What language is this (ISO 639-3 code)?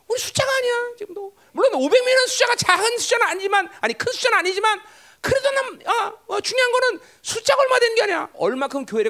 kor